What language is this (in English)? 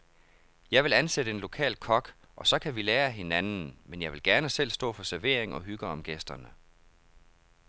Danish